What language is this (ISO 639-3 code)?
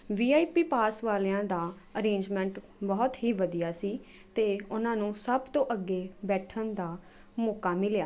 pan